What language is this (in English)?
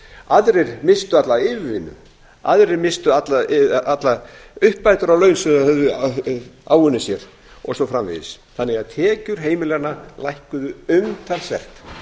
Icelandic